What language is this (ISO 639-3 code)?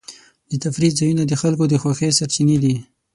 pus